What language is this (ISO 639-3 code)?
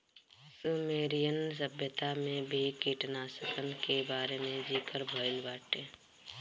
bho